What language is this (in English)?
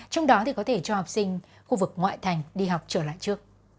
Vietnamese